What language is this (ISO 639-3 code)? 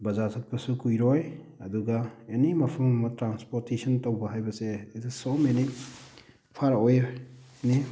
mni